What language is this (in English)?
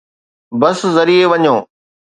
Sindhi